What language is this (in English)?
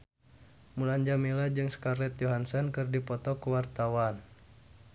Sundanese